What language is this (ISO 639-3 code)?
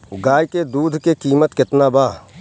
bho